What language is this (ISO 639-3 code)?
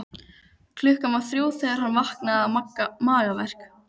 isl